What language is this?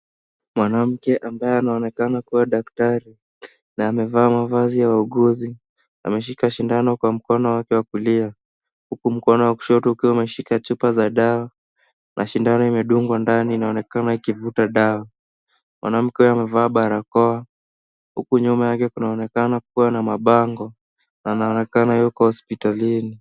Swahili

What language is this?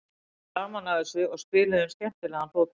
Icelandic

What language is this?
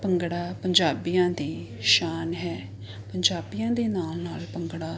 Punjabi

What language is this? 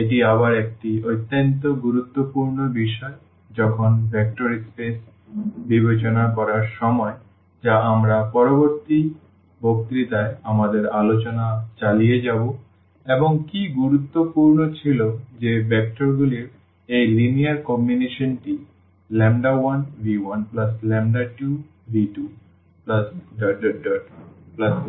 Bangla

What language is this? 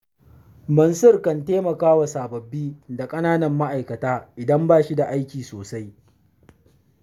Hausa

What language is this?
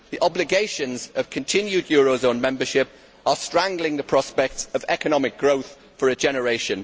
English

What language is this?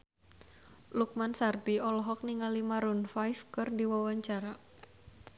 Sundanese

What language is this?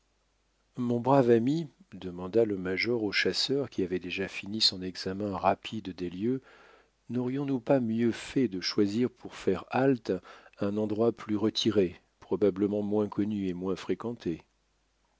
French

